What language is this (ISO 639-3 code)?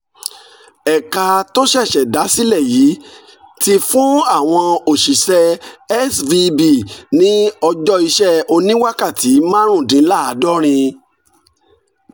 yor